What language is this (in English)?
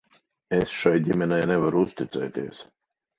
Latvian